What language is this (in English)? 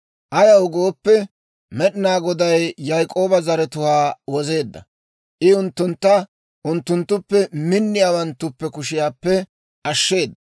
Dawro